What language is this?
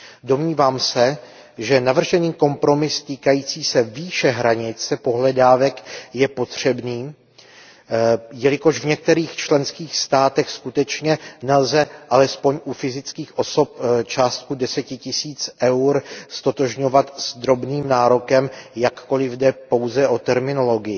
Czech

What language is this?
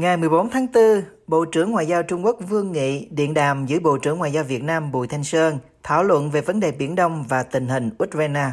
Vietnamese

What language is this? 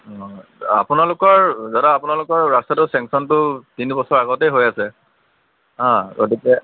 Assamese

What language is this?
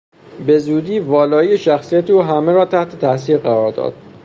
Persian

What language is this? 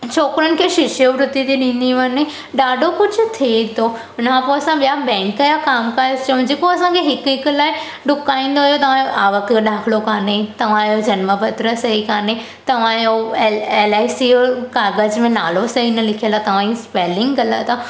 Sindhi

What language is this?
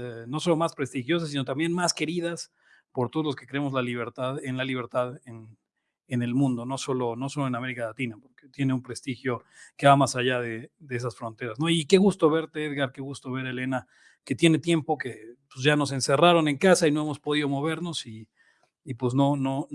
Spanish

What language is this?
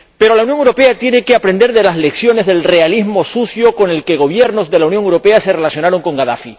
Spanish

